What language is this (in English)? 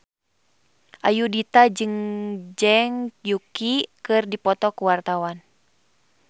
Sundanese